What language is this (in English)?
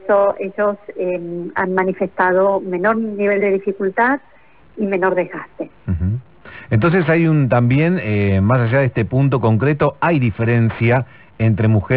Spanish